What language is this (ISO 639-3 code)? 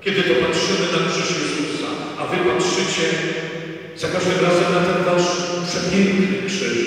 pol